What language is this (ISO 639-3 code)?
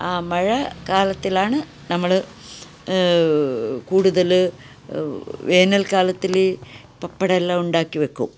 mal